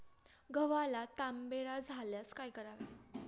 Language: Marathi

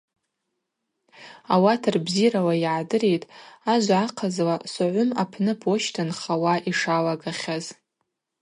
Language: Abaza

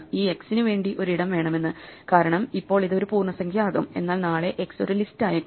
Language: Malayalam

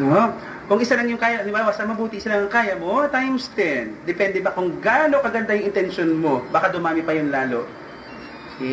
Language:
Filipino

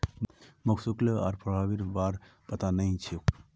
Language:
Magahi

